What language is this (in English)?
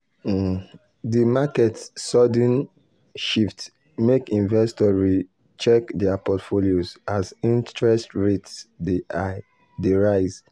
Nigerian Pidgin